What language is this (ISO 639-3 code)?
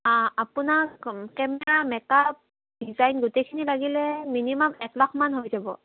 asm